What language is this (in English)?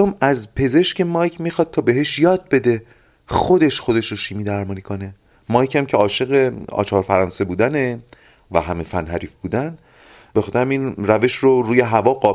Persian